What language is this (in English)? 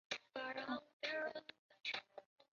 Chinese